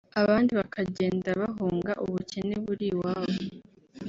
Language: Kinyarwanda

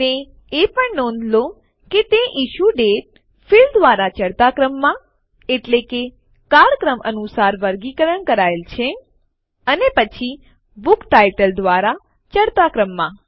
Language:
Gujarati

